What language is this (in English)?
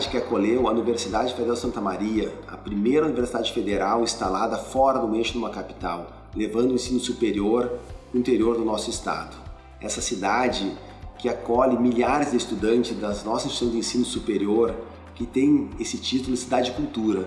Portuguese